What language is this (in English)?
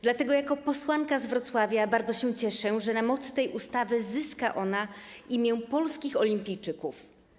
Polish